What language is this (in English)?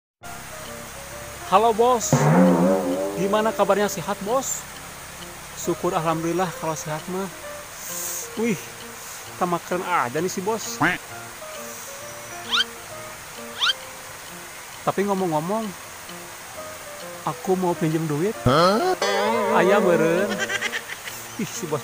Indonesian